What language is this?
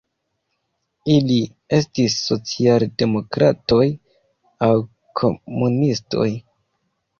Esperanto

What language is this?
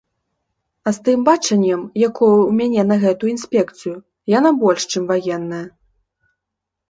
Belarusian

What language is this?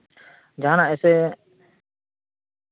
Santali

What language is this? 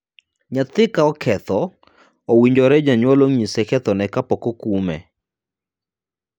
Luo (Kenya and Tanzania)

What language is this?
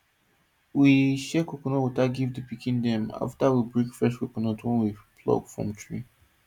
Nigerian Pidgin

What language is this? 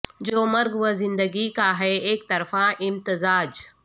Urdu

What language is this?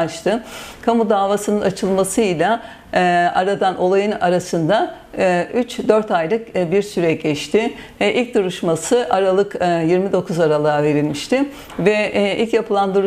Turkish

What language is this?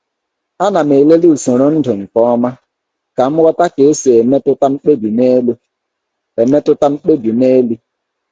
Igbo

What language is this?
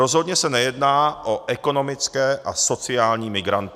Czech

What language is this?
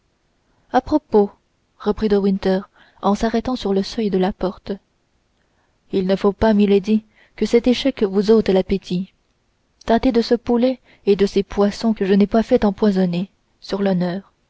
French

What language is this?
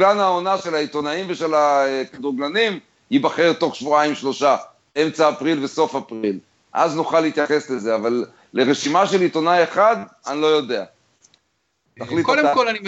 Hebrew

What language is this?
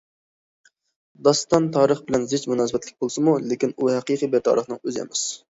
Uyghur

